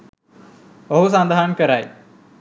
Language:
Sinhala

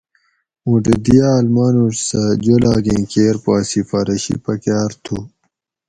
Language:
Gawri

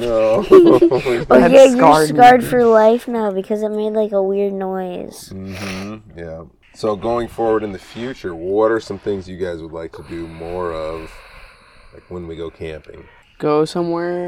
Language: English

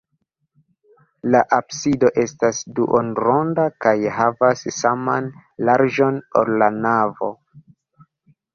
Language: Esperanto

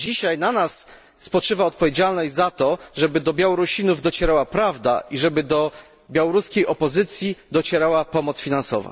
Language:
Polish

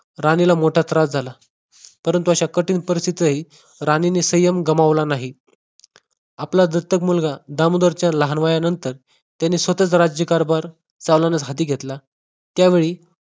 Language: Marathi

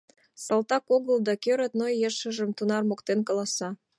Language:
Mari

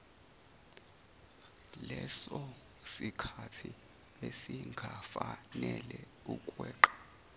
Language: Zulu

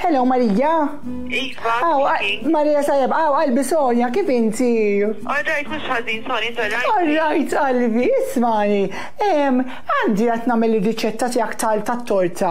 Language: Arabic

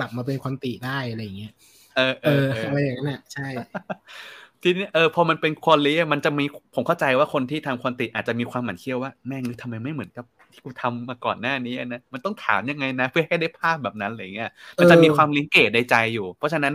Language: Thai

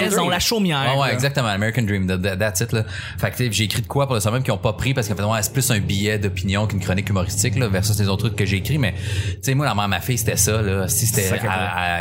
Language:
French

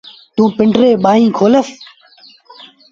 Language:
Sindhi Bhil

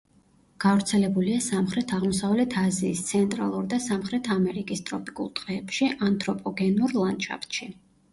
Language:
Georgian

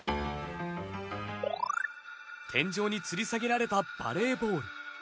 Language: Japanese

